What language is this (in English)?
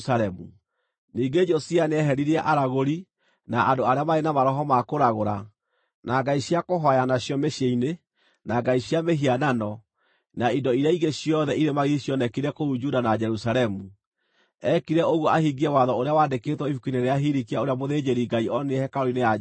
Kikuyu